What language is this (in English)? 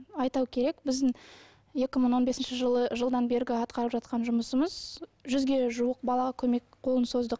Kazakh